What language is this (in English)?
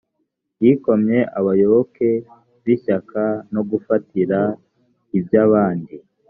Kinyarwanda